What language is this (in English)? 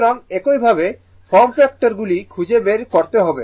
Bangla